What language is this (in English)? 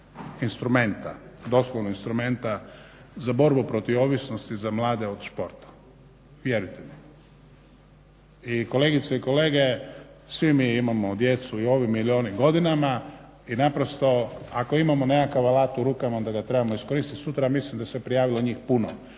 Croatian